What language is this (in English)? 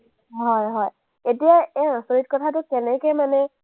Assamese